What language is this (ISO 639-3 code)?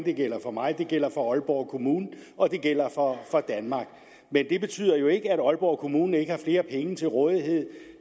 dan